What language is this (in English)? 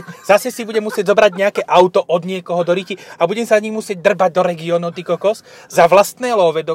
Slovak